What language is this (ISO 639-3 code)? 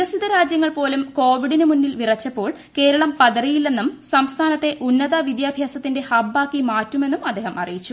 mal